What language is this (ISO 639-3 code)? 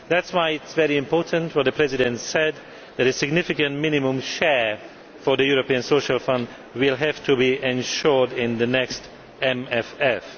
eng